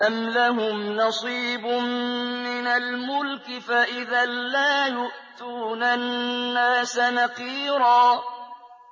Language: Arabic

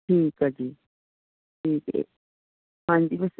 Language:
Punjabi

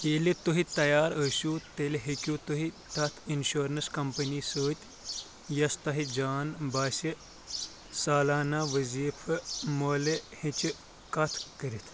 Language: Kashmiri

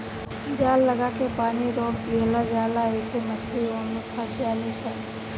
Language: Bhojpuri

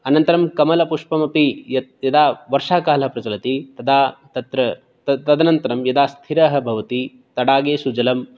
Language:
Sanskrit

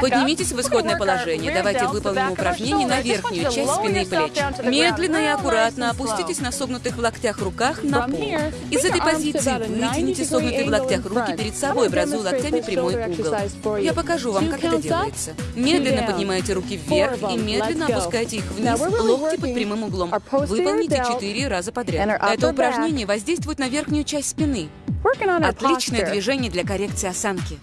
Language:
Russian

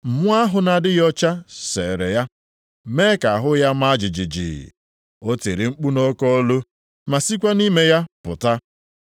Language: Igbo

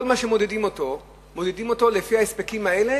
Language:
Hebrew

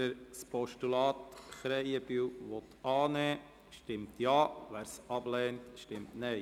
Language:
Swiss German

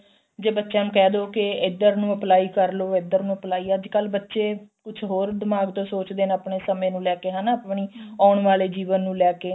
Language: Punjabi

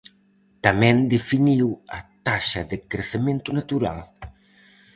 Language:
Galician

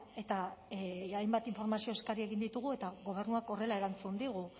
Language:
Basque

